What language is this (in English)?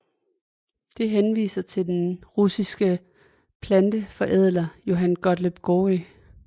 Danish